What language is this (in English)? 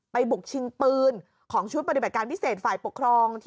Thai